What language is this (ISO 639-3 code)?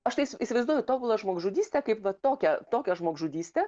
lit